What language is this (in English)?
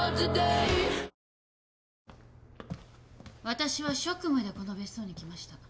Japanese